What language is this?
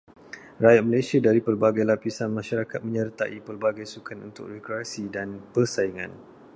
Malay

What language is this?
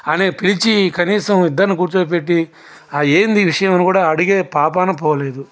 Telugu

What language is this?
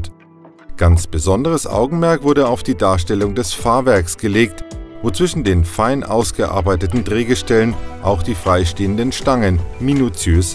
German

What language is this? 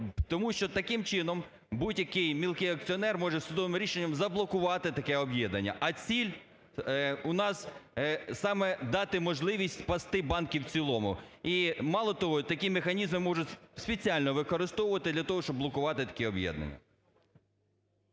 Ukrainian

